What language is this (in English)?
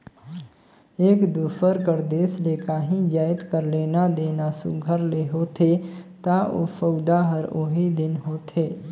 Chhattisgarhi